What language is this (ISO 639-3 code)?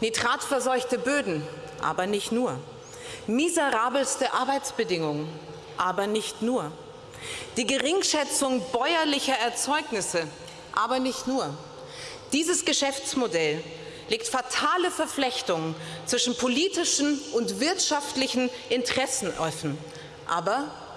deu